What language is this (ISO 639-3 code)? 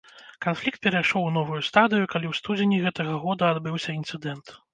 bel